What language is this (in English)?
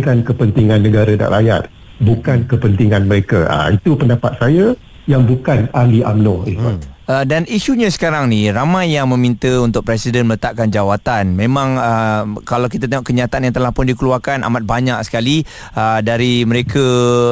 Malay